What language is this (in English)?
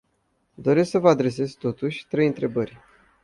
Romanian